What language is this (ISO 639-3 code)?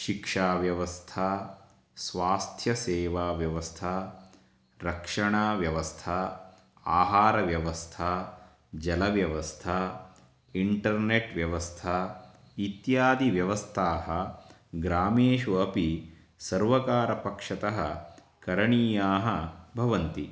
san